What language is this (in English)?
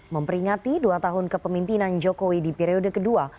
Indonesian